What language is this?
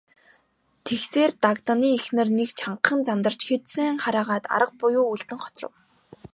Mongolian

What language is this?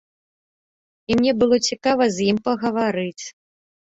Belarusian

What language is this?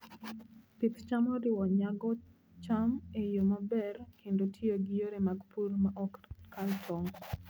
Luo (Kenya and Tanzania)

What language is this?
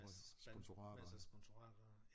Danish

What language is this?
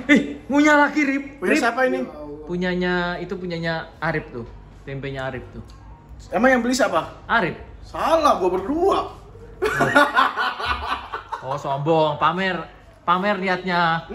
Indonesian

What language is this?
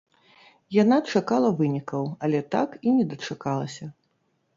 Belarusian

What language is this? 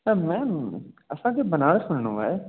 Sindhi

